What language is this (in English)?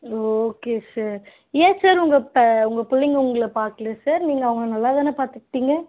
Tamil